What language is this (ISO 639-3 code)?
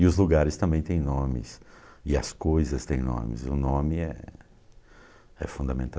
por